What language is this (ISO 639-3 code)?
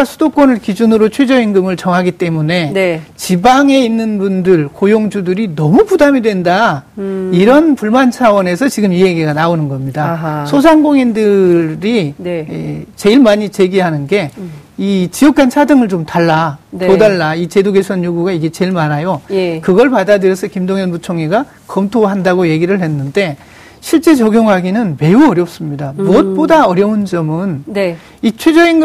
kor